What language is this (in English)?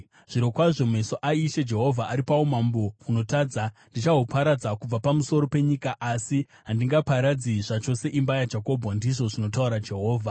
Shona